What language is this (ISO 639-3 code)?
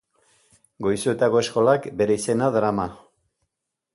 eus